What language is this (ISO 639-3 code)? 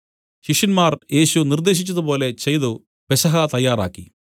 mal